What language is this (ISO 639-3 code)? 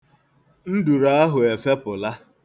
ibo